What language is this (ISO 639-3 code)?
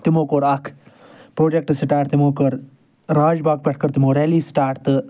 kas